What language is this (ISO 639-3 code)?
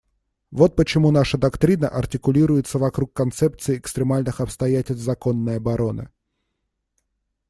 rus